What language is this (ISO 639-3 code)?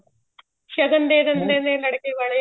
pan